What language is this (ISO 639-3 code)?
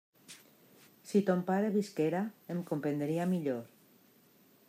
cat